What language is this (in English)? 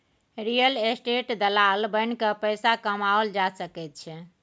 Maithili